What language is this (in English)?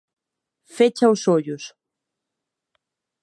Galician